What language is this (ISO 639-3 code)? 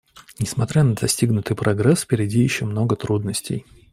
rus